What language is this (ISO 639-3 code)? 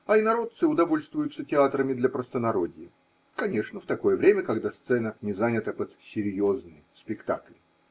rus